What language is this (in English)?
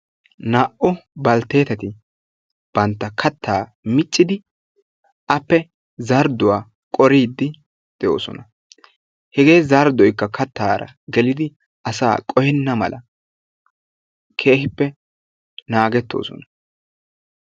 Wolaytta